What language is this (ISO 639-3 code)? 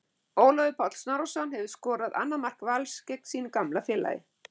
isl